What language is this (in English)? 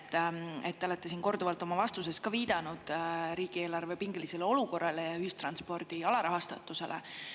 Estonian